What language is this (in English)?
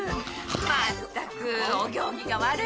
Japanese